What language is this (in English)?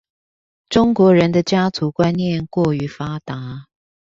Chinese